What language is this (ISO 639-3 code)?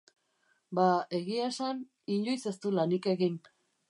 eus